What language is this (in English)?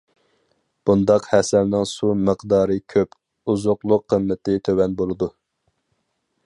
Uyghur